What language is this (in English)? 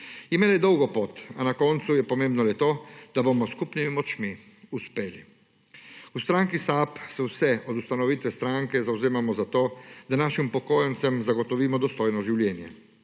Slovenian